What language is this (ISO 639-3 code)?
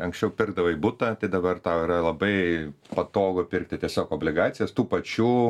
lit